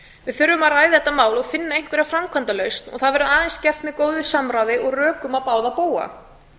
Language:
Icelandic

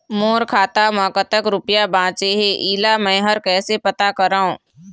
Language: Chhattisgarhi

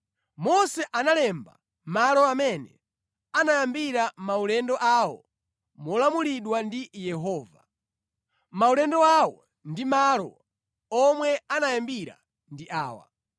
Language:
Nyanja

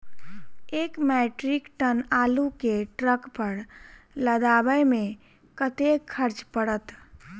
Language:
Maithili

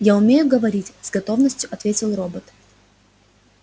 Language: Russian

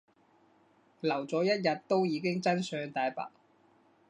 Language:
Cantonese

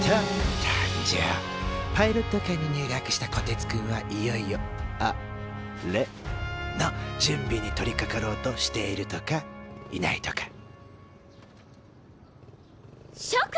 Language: Japanese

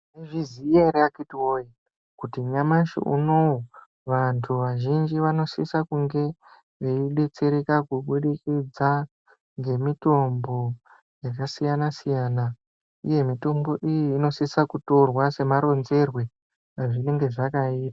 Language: Ndau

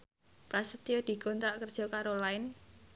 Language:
Javanese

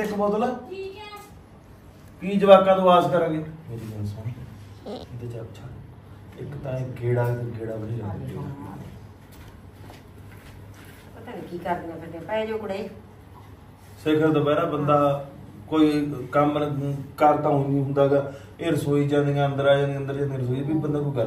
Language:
Punjabi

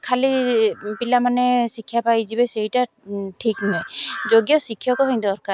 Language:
Odia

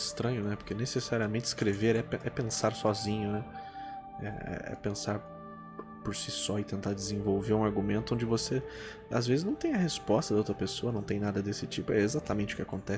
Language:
Portuguese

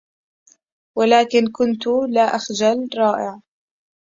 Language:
Arabic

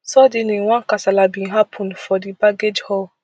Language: Nigerian Pidgin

